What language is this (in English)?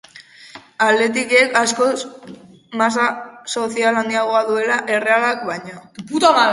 Basque